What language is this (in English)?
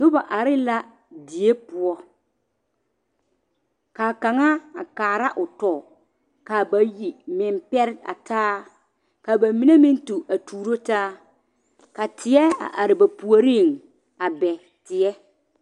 Southern Dagaare